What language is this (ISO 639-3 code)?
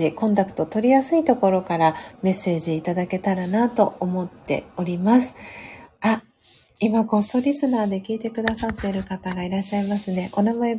jpn